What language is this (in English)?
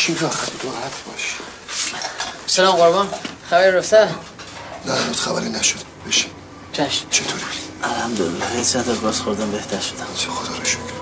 Persian